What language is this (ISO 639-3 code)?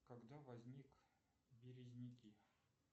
rus